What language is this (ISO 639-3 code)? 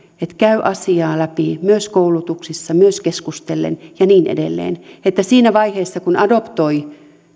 fin